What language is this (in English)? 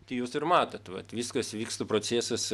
Lithuanian